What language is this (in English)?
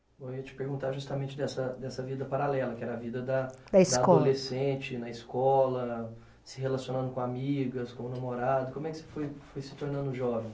Portuguese